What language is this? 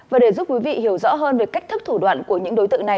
Vietnamese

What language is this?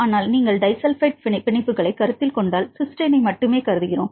Tamil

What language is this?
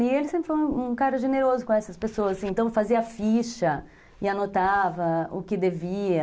Portuguese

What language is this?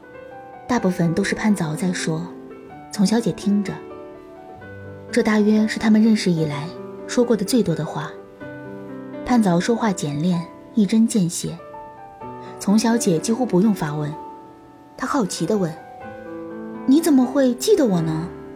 Chinese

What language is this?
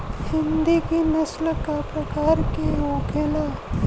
Bhojpuri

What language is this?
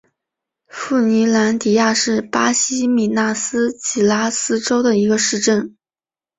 Chinese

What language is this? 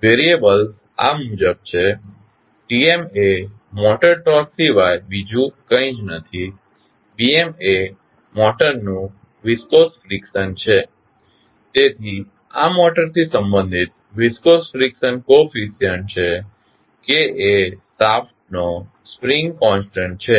Gujarati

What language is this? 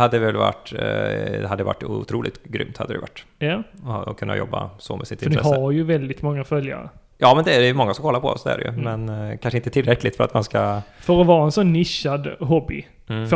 Swedish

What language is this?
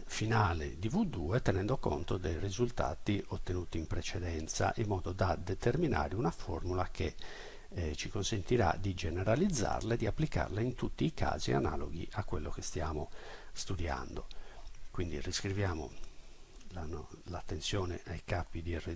Italian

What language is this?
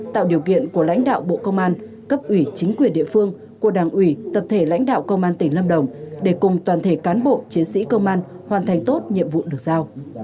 Vietnamese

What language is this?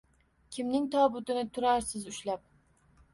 Uzbek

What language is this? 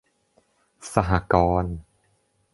Thai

